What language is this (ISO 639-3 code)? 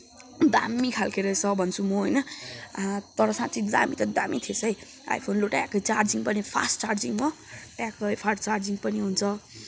nep